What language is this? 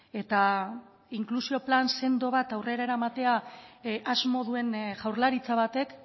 Basque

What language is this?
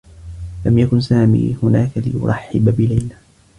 Arabic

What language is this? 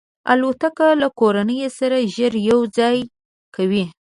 Pashto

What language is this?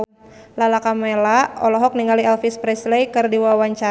Sundanese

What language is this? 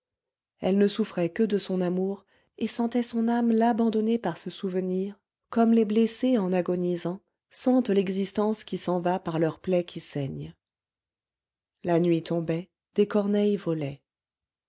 French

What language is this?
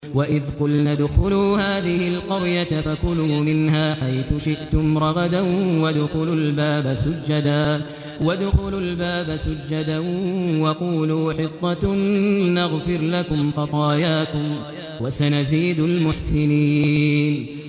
Arabic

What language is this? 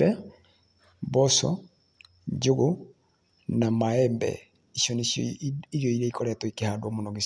Kikuyu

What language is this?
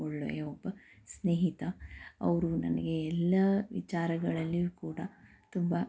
Kannada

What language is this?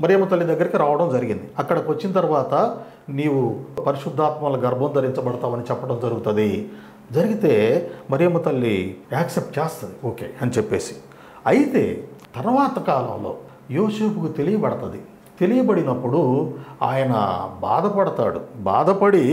Telugu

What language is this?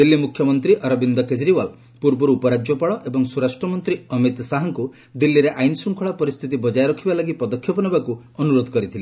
Odia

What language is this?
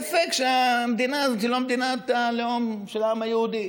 Hebrew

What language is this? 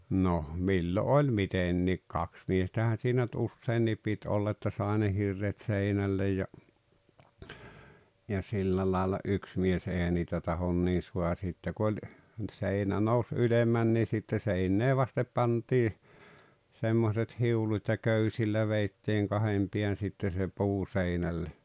Finnish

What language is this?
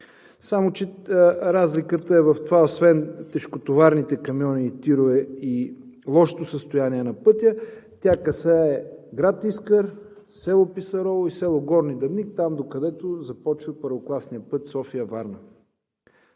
Bulgarian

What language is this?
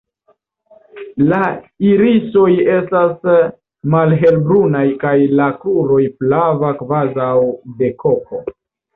Esperanto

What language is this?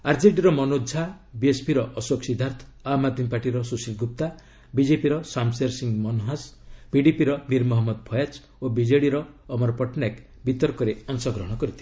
Odia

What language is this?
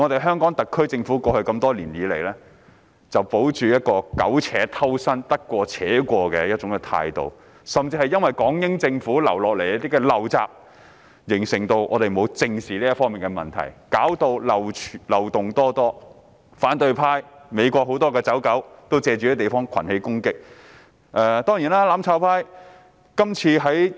Cantonese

